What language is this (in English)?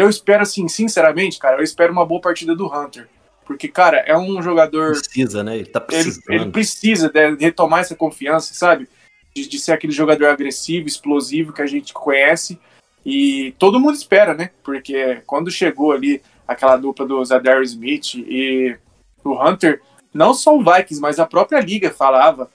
Portuguese